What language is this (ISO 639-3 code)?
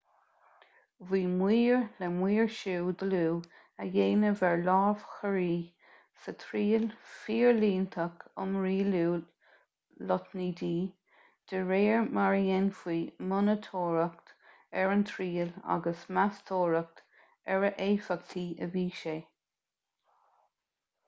gle